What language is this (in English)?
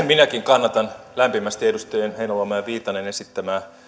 Finnish